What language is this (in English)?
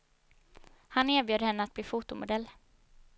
Swedish